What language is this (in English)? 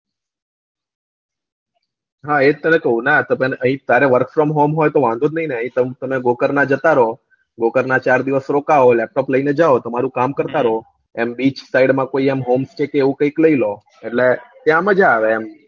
Gujarati